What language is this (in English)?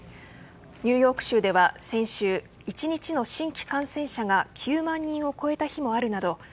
Japanese